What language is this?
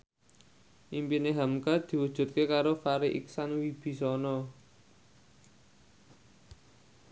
Javanese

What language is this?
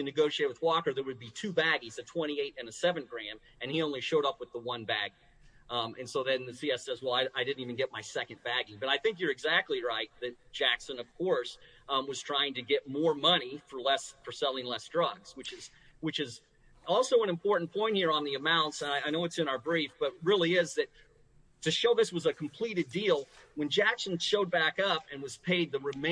English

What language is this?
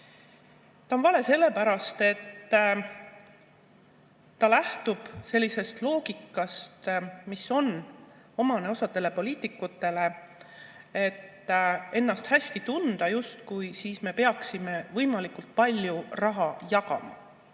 Estonian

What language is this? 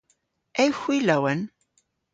Cornish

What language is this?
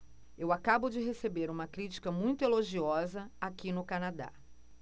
Portuguese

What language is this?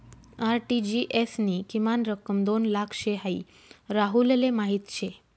Marathi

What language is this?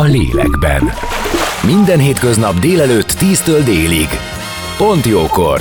Hungarian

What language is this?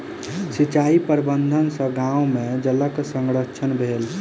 Maithili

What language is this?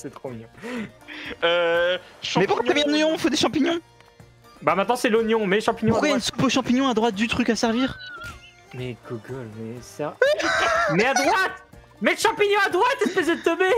French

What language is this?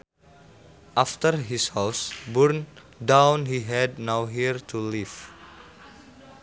Sundanese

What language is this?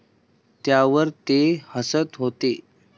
Marathi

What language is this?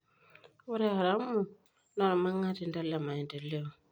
Masai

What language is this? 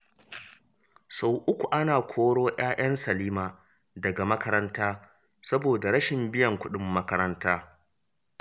Hausa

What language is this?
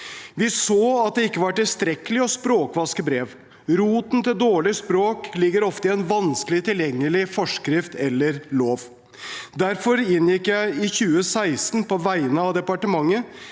Norwegian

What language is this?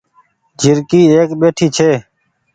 Goaria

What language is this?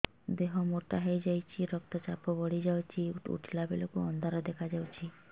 Odia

